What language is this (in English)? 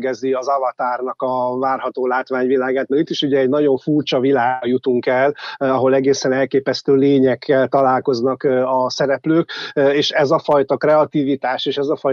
Hungarian